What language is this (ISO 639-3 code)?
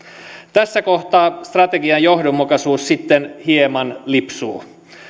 fin